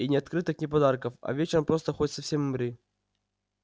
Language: Russian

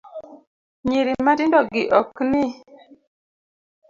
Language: Luo (Kenya and Tanzania)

